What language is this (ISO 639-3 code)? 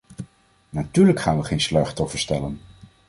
nld